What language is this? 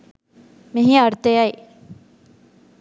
Sinhala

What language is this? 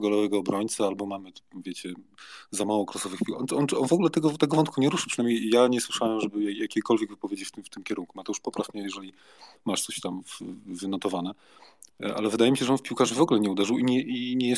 Polish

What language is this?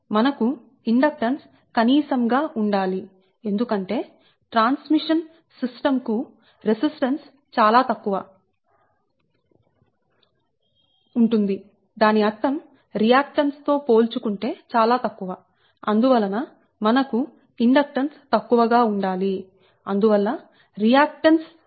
Telugu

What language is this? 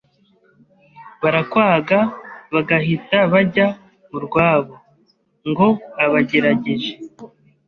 Kinyarwanda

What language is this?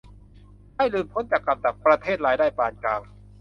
Thai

